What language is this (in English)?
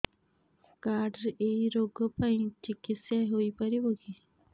Odia